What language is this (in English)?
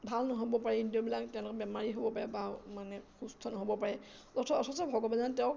Assamese